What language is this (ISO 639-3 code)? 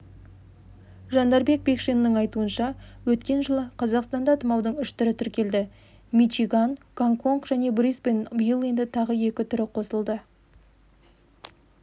kaz